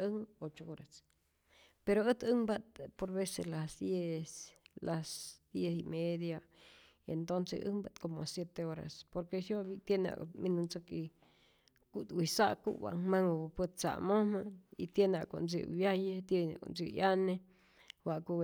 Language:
Rayón Zoque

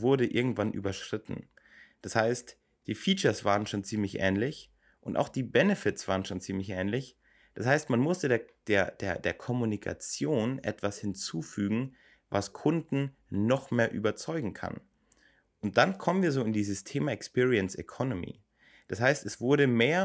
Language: German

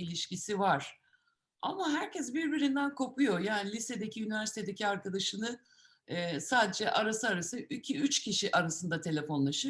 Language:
Turkish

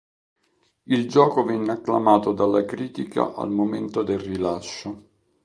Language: Italian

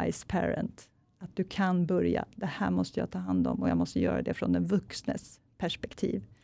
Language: Swedish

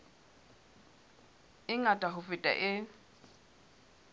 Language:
Southern Sotho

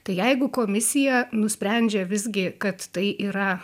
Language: Lithuanian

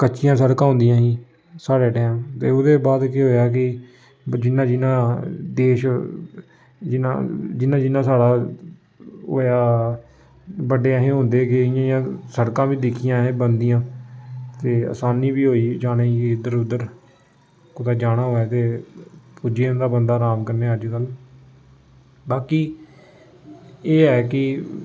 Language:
Dogri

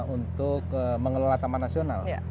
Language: Indonesian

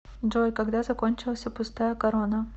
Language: Russian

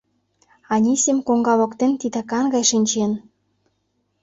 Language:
Mari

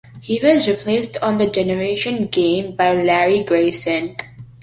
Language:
English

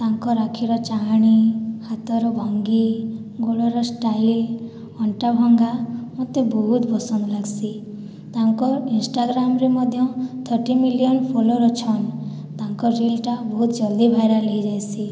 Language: Odia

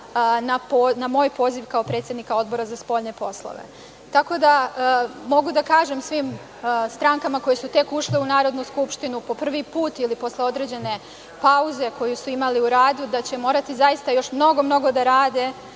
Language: Serbian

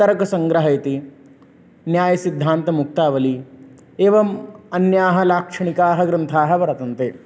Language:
Sanskrit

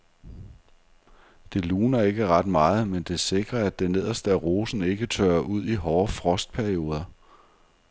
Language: Danish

